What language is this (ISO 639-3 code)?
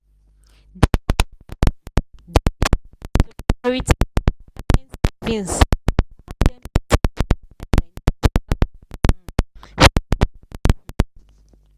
pcm